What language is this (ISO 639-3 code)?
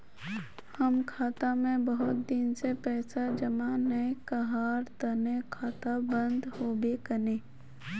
mag